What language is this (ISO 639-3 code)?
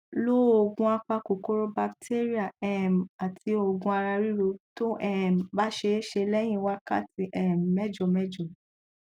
yor